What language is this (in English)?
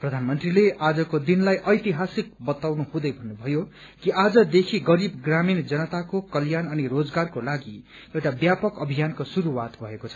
Nepali